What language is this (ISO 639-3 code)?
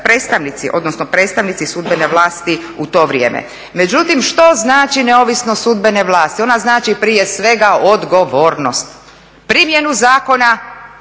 hrv